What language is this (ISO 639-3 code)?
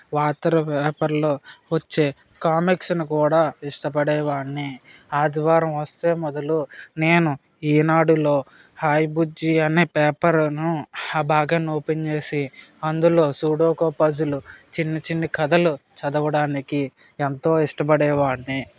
tel